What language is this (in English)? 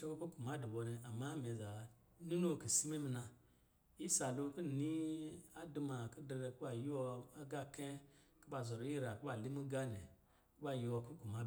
Lijili